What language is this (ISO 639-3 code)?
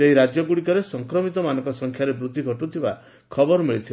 ori